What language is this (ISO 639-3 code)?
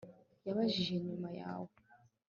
kin